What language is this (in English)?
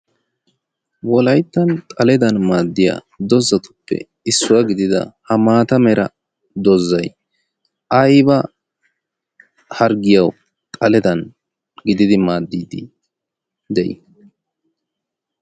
Wolaytta